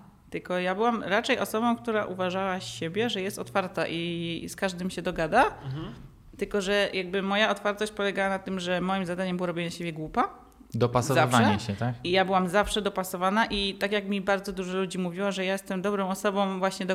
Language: Polish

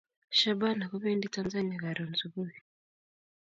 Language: Kalenjin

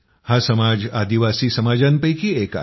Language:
Marathi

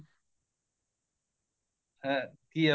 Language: Punjabi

